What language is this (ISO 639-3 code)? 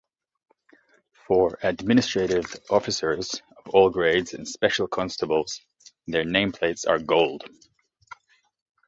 eng